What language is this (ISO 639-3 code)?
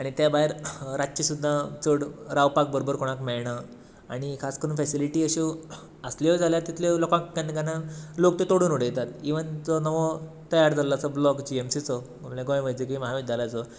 kok